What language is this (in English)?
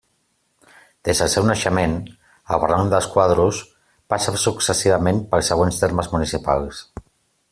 Catalan